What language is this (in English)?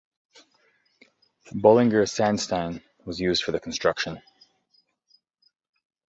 English